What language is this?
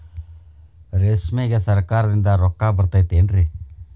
Kannada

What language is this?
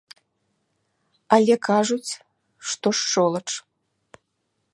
Belarusian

